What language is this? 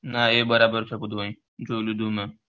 Gujarati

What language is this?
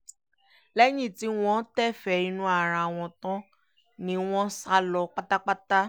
Yoruba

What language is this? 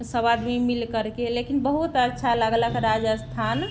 Maithili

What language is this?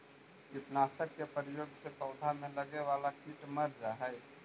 Magahi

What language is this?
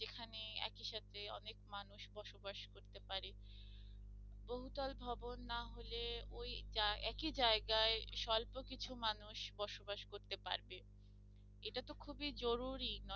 Bangla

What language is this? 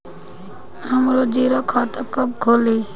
Bhojpuri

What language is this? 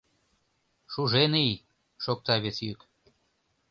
Mari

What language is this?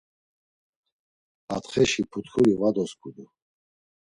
Laz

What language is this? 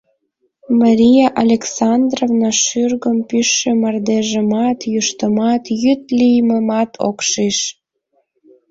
Mari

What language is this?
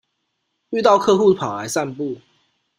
Chinese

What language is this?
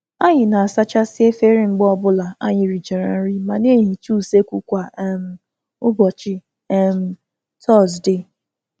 Igbo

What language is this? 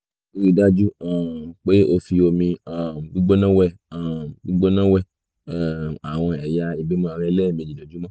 Yoruba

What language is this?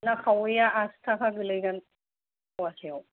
Bodo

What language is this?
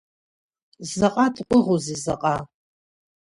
Abkhazian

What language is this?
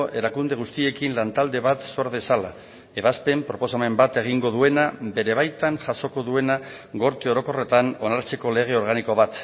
Basque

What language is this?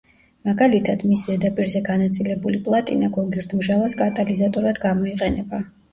Georgian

